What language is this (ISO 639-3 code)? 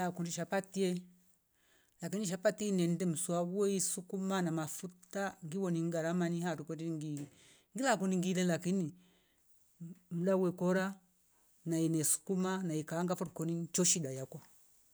rof